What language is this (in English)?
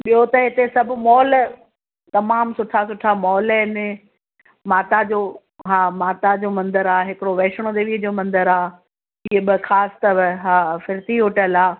Sindhi